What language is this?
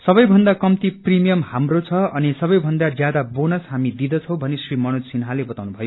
Nepali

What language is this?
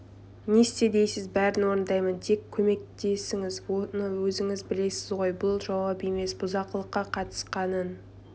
Kazakh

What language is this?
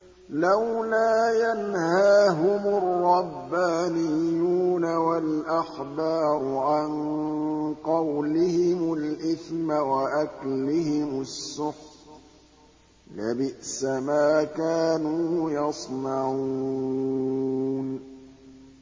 Arabic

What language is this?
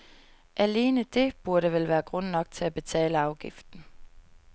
Danish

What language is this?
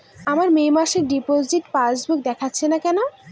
Bangla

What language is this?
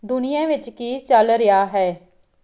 Punjabi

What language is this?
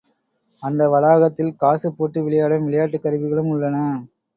Tamil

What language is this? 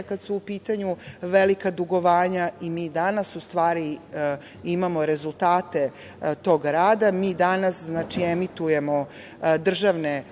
Serbian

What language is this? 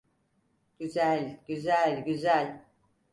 Turkish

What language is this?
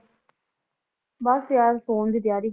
Punjabi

